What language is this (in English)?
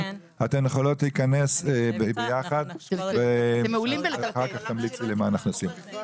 Hebrew